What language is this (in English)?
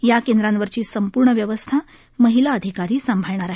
Marathi